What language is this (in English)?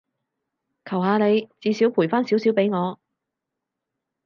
Cantonese